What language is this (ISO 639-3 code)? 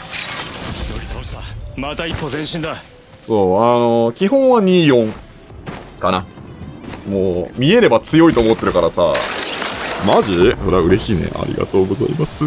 jpn